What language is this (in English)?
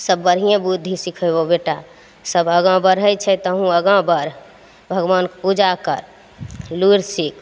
Maithili